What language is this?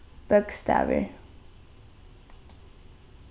Faroese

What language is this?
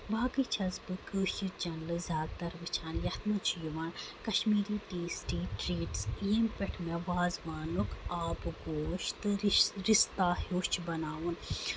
Kashmiri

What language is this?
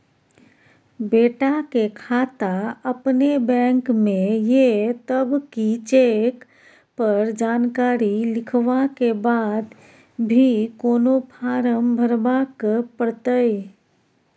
Maithili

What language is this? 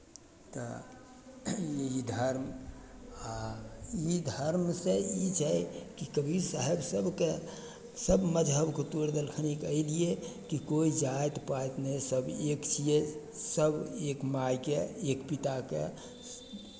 Maithili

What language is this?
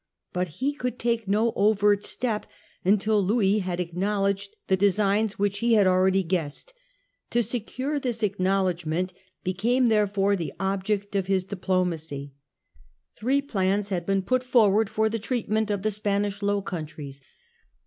English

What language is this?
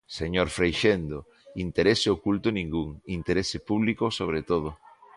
Galician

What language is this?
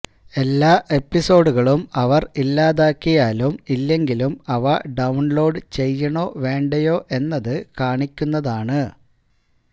Malayalam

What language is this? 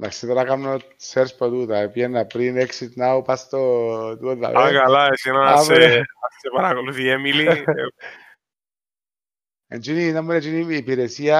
Greek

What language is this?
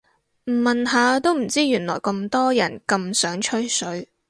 Cantonese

